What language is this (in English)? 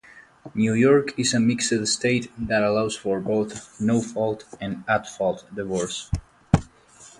English